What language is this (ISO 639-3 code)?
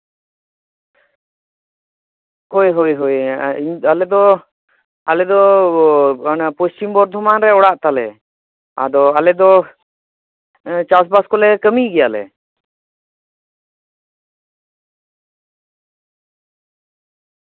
sat